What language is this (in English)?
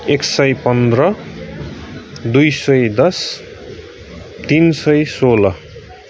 Nepali